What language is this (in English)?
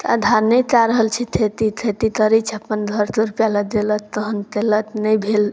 Maithili